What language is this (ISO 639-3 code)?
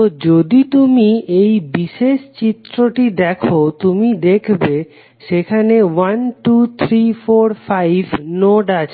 ben